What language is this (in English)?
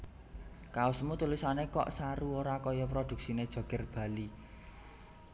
Javanese